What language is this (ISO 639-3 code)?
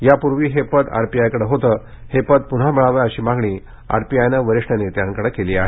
mar